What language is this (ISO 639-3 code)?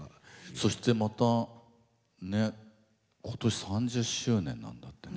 jpn